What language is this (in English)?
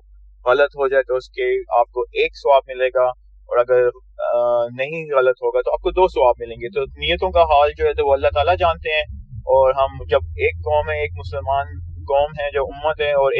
Urdu